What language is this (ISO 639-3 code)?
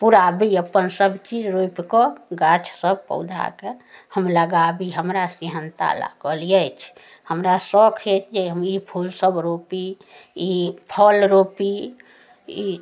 mai